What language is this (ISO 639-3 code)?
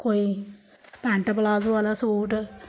doi